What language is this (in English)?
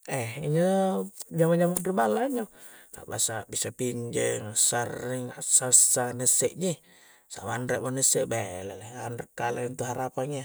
Coastal Konjo